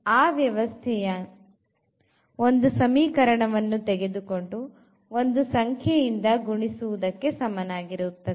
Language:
Kannada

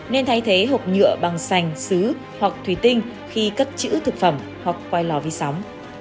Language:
Vietnamese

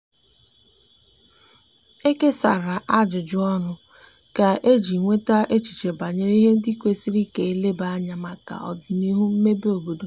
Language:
Igbo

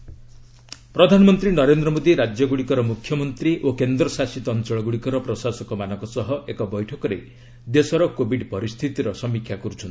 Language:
Odia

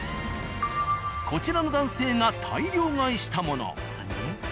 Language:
Japanese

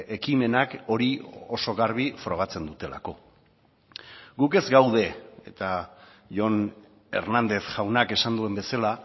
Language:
Basque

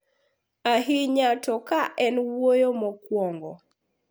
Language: Luo (Kenya and Tanzania)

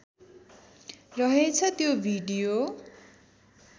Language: Nepali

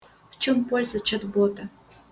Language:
Russian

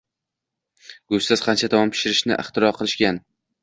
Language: Uzbek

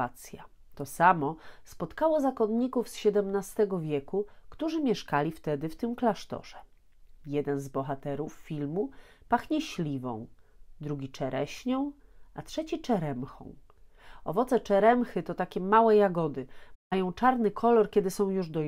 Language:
Polish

